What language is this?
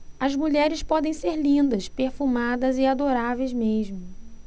Portuguese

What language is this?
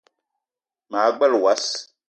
Eton (Cameroon)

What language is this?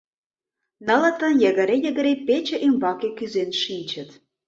Mari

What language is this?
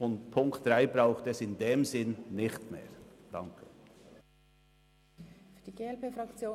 Swiss German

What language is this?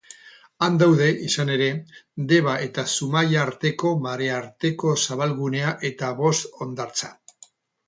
Basque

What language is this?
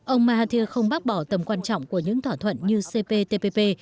Vietnamese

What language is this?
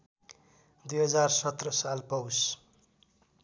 Nepali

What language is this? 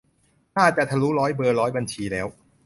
Thai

